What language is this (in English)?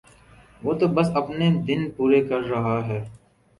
Urdu